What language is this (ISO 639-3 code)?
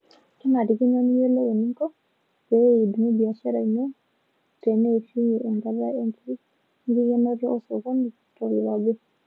mas